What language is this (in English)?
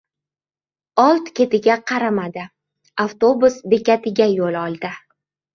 Uzbek